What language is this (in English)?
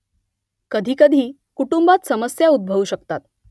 Marathi